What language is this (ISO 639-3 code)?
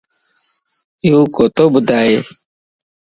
lss